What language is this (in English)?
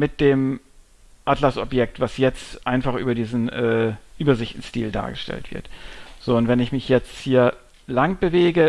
German